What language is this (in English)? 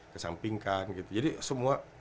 Indonesian